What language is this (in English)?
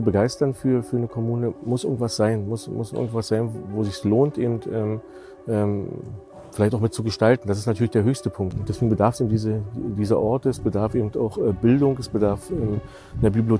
German